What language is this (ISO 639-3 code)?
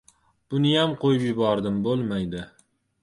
uzb